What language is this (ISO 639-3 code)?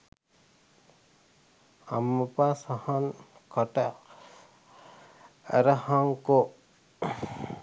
sin